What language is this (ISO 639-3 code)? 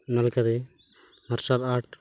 sat